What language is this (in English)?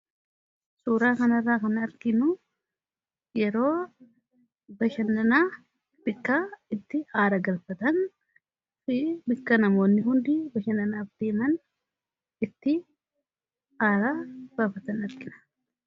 Oromo